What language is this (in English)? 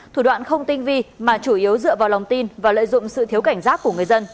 Vietnamese